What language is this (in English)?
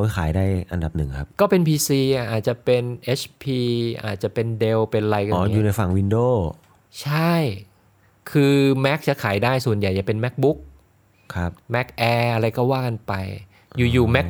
Thai